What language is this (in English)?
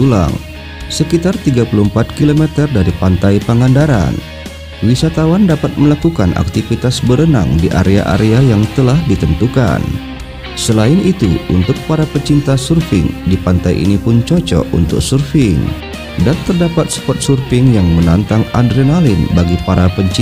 Indonesian